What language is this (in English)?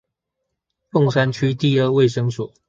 Chinese